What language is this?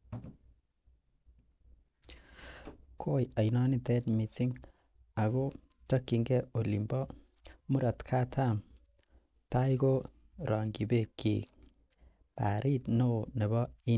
Kalenjin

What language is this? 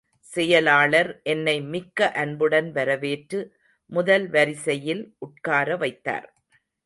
Tamil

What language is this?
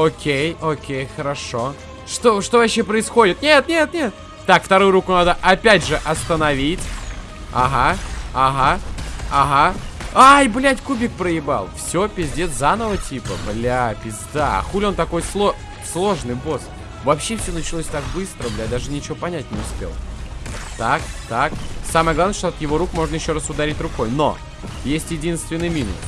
Russian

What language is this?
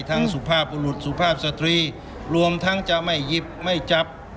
Thai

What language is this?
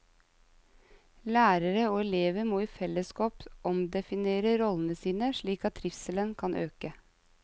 Norwegian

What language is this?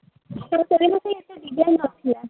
Odia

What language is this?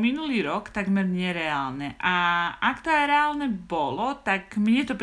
Slovak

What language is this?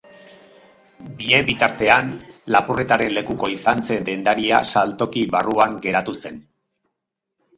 Basque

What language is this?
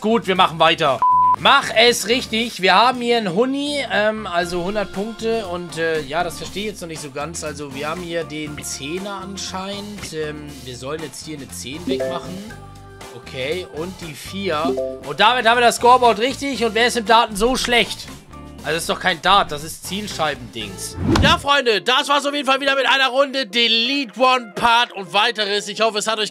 German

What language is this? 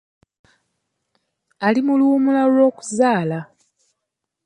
Ganda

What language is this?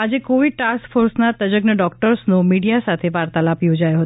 Gujarati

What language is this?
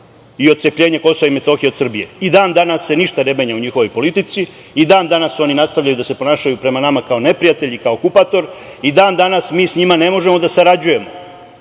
Serbian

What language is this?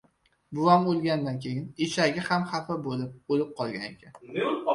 Uzbek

